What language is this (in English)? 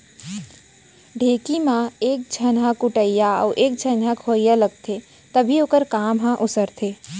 Chhattisgarhi